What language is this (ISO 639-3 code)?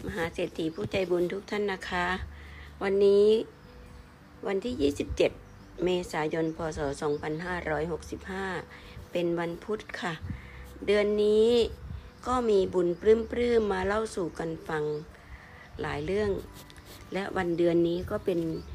tha